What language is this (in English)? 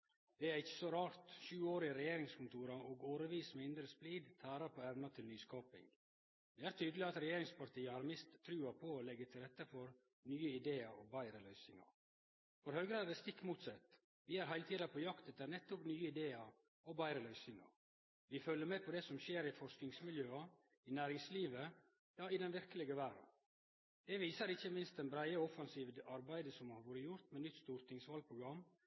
Norwegian Nynorsk